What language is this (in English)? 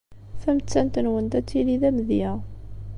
Kabyle